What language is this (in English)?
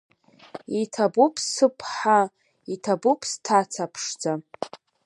Abkhazian